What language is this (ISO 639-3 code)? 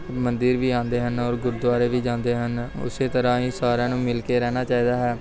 pan